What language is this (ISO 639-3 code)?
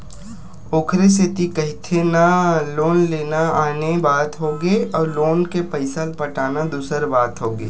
hne